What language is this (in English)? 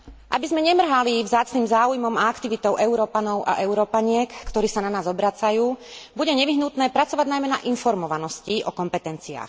Slovak